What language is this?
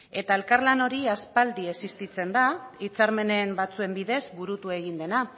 Basque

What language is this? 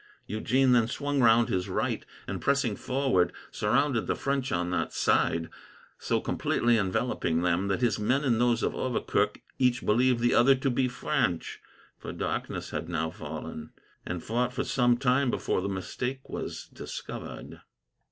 English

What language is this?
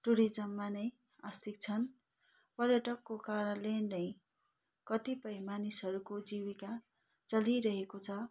Nepali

